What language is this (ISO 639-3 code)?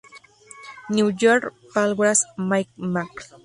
spa